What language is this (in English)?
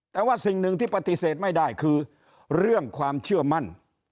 Thai